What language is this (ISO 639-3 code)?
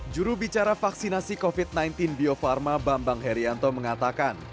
ind